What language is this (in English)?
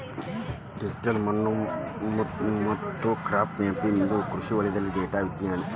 Kannada